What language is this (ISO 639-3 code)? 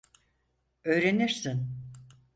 tur